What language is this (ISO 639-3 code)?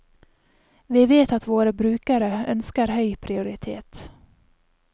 nor